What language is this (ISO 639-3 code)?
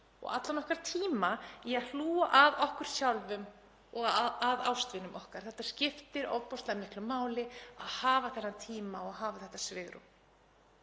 isl